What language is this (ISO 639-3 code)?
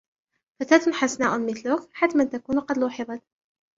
ara